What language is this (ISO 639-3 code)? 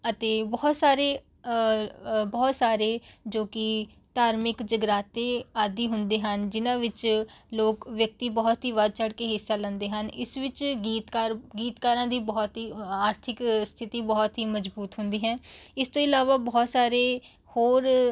pan